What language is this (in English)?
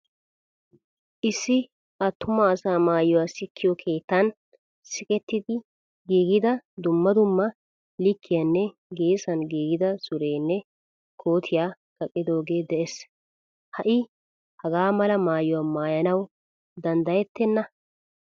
Wolaytta